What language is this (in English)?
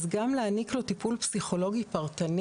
Hebrew